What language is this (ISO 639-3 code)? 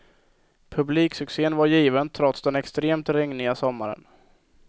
swe